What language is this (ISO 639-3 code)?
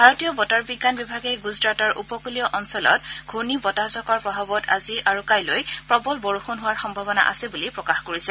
asm